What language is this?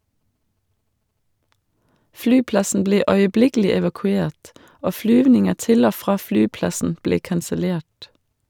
Norwegian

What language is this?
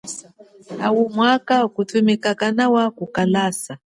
Chokwe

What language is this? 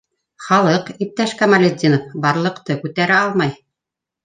Bashkir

